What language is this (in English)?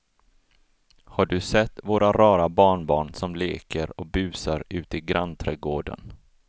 Swedish